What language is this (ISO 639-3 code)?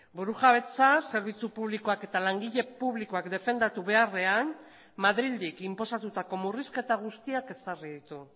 eus